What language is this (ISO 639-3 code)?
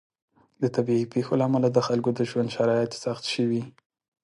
pus